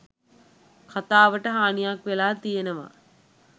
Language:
Sinhala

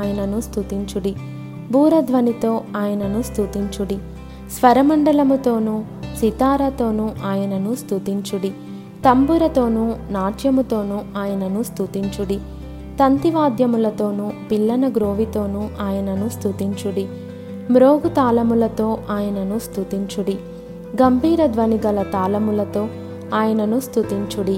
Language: Telugu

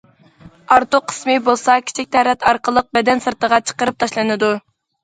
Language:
Uyghur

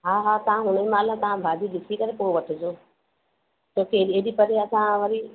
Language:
Sindhi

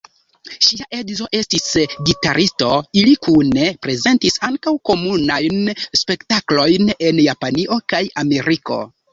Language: Esperanto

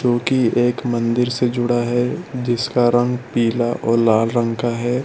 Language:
Hindi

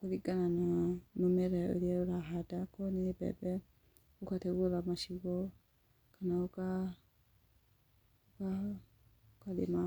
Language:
Kikuyu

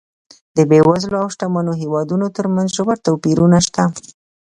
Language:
Pashto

